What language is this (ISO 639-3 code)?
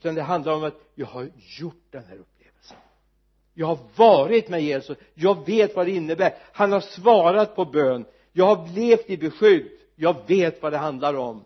swe